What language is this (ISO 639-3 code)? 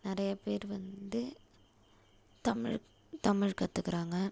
tam